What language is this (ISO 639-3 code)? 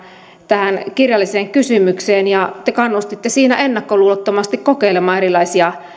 fin